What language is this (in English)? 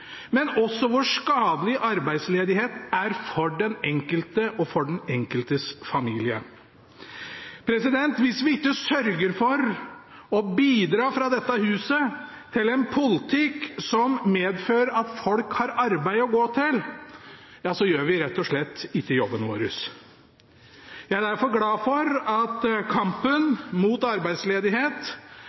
Norwegian Bokmål